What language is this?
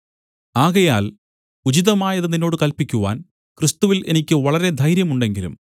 Malayalam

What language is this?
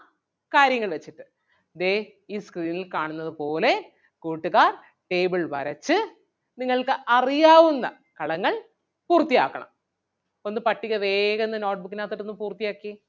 Malayalam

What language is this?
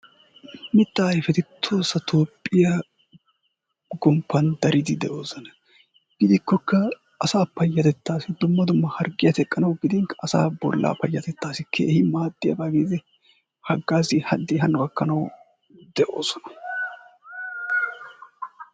Wolaytta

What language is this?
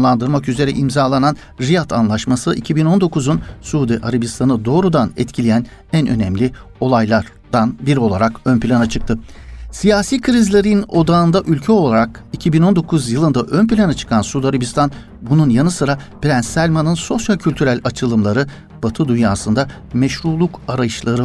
Turkish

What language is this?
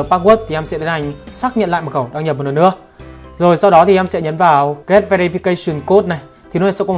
Vietnamese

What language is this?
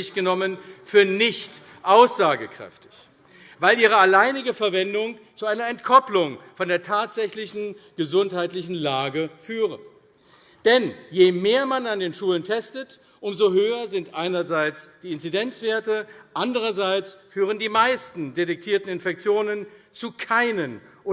German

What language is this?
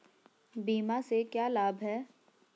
Hindi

